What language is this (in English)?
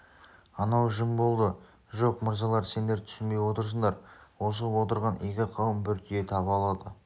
Kazakh